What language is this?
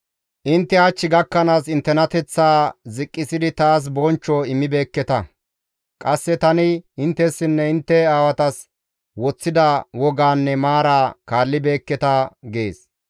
Gamo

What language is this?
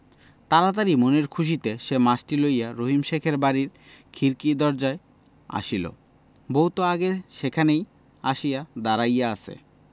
Bangla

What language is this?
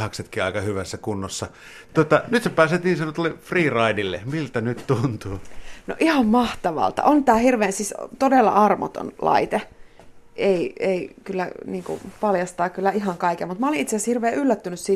Finnish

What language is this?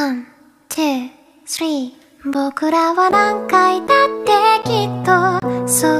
Korean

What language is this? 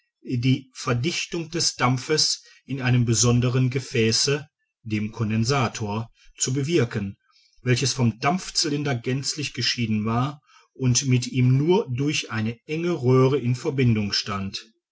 German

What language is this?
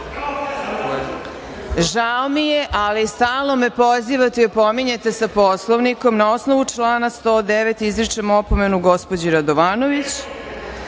Serbian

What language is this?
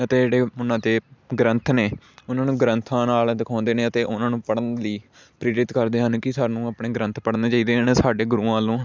Punjabi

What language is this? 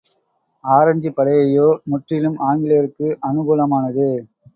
Tamil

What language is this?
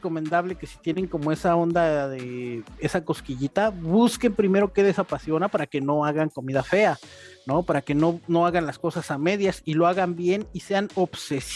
Spanish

